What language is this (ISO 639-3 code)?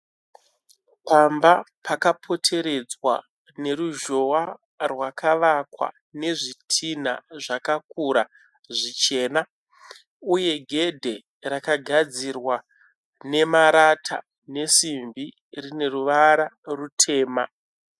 sna